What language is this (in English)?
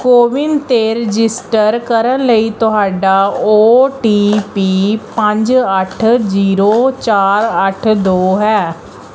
Punjabi